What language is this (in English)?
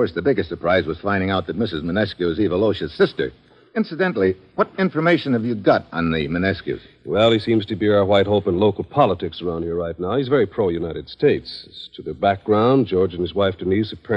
English